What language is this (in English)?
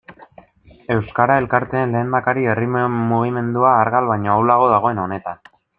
Basque